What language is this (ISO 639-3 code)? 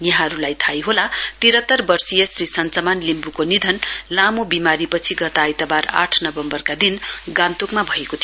nep